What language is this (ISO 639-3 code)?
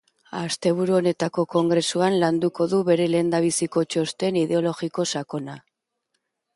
eus